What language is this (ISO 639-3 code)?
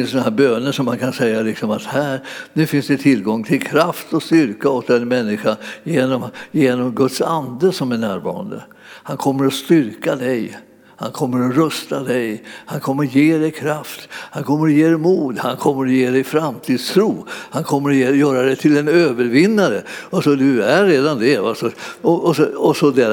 swe